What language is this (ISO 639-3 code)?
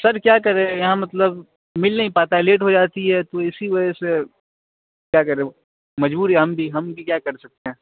urd